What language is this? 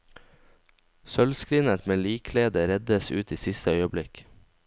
Norwegian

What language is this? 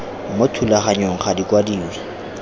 Tswana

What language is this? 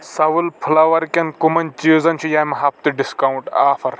Kashmiri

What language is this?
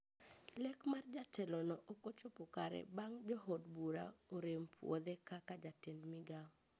Luo (Kenya and Tanzania)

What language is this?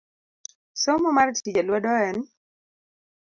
Luo (Kenya and Tanzania)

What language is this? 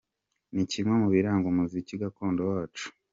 Kinyarwanda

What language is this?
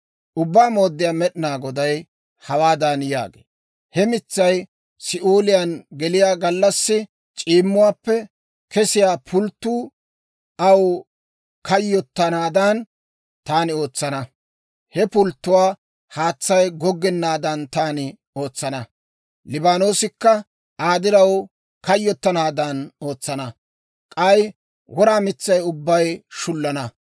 Dawro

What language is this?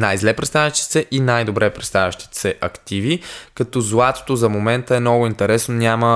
Bulgarian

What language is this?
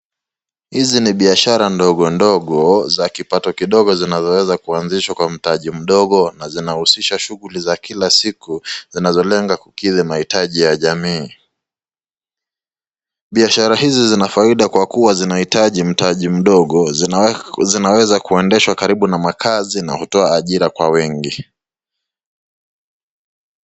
Swahili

